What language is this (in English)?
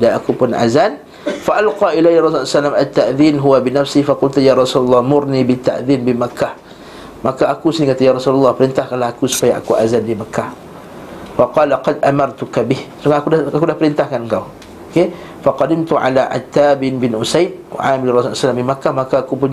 Malay